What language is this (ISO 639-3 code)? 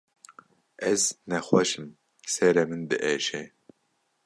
kur